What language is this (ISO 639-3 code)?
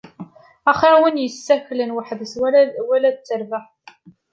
kab